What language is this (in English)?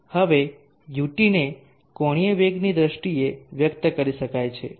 Gujarati